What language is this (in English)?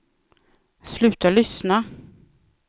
Swedish